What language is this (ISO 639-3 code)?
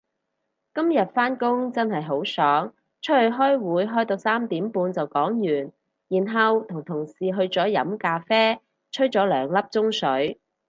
yue